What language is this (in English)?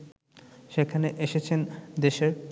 Bangla